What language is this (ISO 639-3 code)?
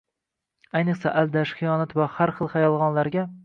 uzb